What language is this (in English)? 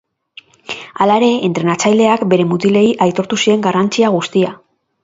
Basque